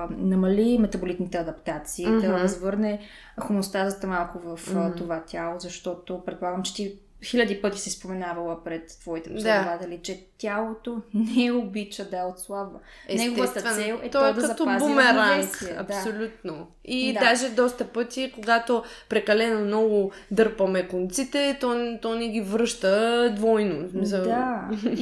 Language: Bulgarian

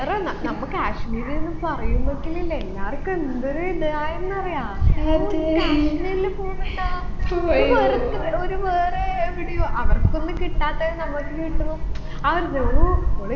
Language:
Malayalam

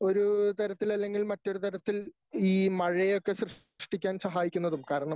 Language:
Malayalam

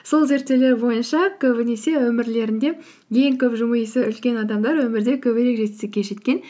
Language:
Kazakh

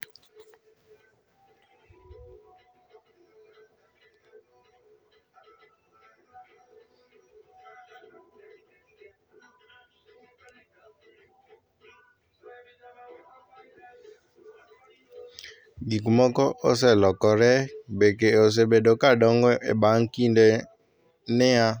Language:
Luo (Kenya and Tanzania)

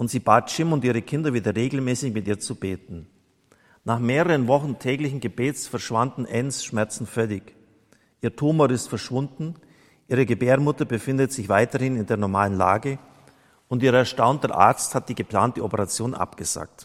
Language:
German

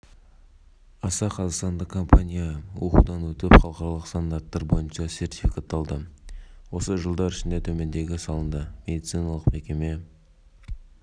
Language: Kazakh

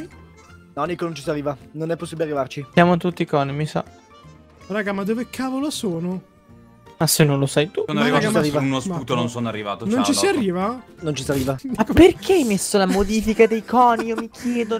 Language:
Italian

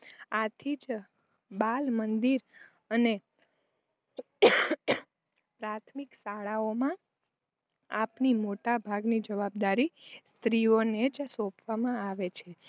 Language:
Gujarati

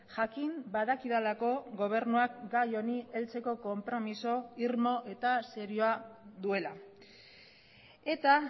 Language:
Basque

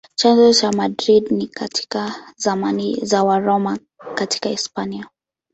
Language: Swahili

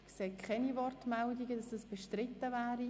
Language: Swiss German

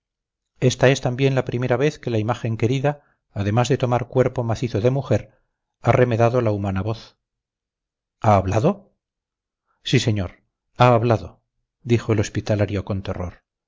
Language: Spanish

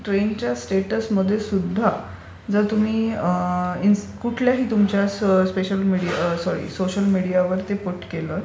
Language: Marathi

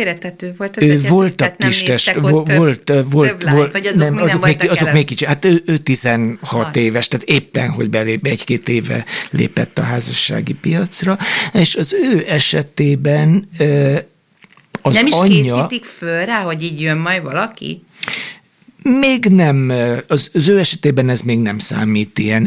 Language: Hungarian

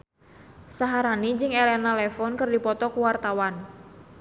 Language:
Sundanese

